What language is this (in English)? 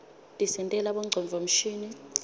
Swati